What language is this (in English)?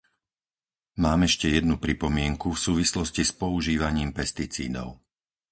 Slovak